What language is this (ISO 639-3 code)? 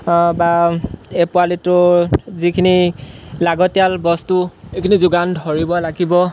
asm